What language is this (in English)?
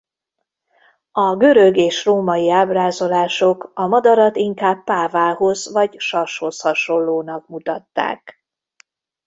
Hungarian